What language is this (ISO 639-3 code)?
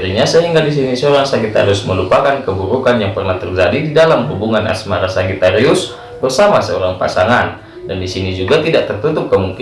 ind